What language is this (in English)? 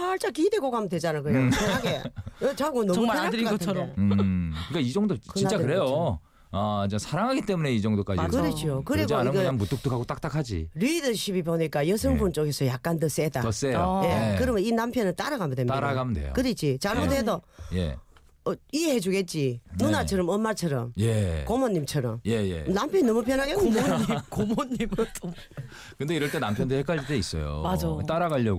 Korean